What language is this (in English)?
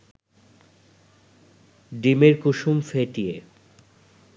Bangla